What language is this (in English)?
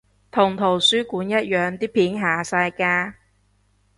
Cantonese